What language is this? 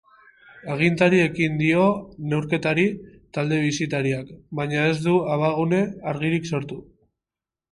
Basque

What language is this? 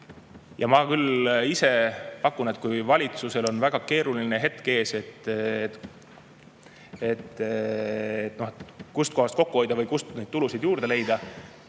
Estonian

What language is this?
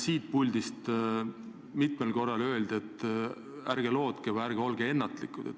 Estonian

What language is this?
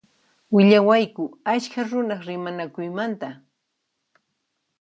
Puno Quechua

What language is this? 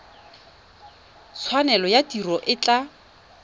Tswana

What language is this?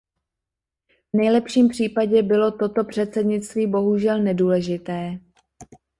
Czech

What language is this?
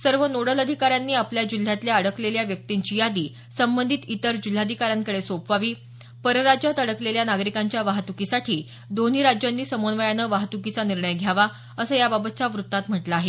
Marathi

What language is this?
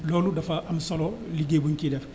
Wolof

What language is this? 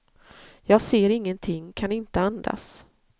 Swedish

